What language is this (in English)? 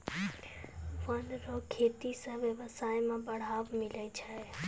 Maithili